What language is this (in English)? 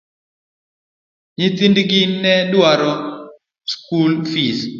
Luo (Kenya and Tanzania)